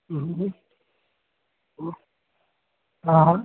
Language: Sindhi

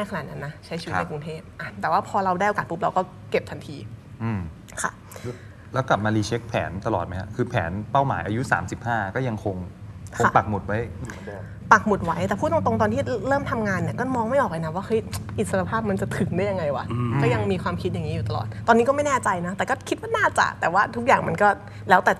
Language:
Thai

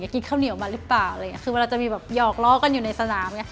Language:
Thai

